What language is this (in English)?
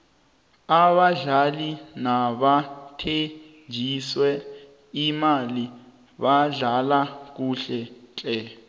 South Ndebele